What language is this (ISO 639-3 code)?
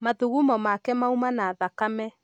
kik